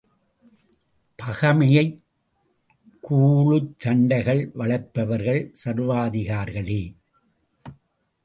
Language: Tamil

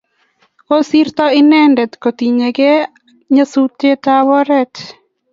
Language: Kalenjin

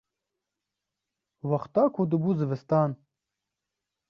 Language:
Kurdish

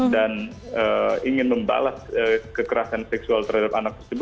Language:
Indonesian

